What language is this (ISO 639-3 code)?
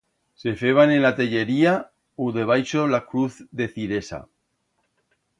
arg